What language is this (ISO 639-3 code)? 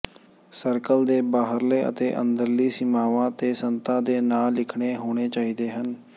pan